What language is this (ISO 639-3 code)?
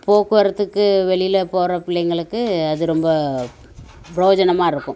tam